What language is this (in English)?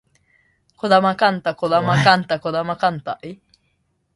Japanese